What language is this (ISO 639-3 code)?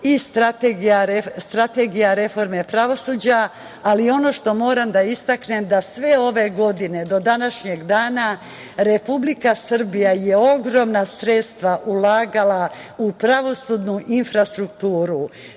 srp